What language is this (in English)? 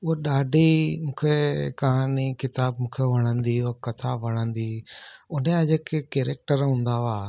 Sindhi